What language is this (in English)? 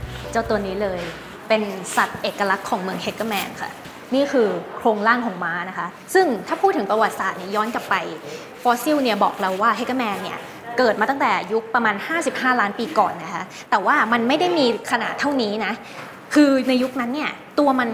Thai